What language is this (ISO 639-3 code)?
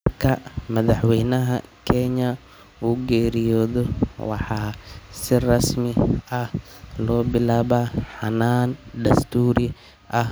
som